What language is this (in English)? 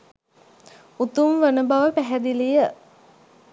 Sinhala